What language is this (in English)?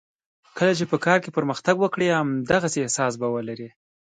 Pashto